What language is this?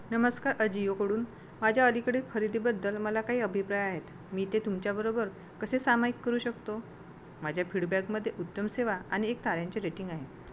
Marathi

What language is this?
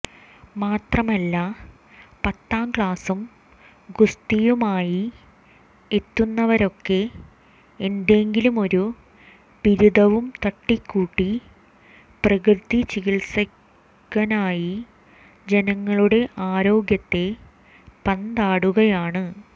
Malayalam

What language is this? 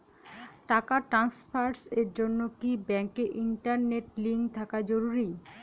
Bangla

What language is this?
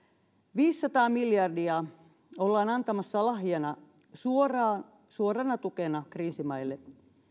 Finnish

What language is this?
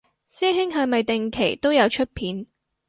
Cantonese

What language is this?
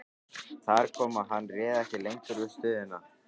Icelandic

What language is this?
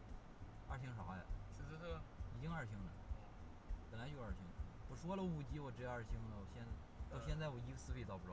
Chinese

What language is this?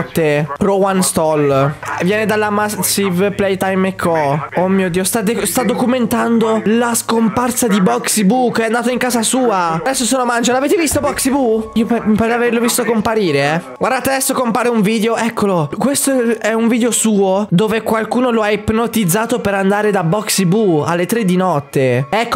Italian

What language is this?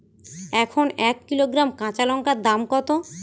Bangla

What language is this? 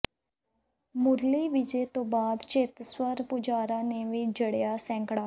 Punjabi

